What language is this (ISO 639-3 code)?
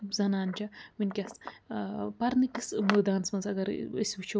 kas